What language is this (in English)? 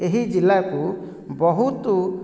Odia